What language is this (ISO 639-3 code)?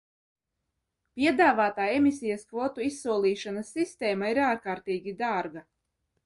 lav